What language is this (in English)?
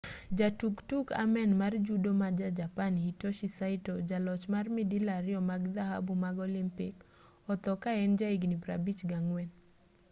Luo (Kenya and Tanzania)